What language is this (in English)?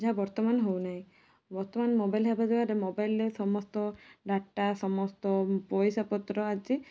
Odia